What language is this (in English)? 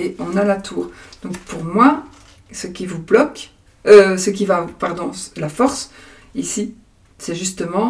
French